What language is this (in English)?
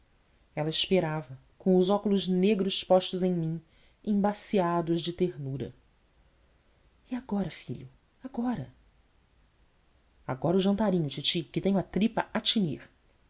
Portuguese